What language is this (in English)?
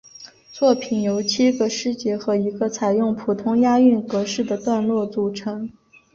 Chinese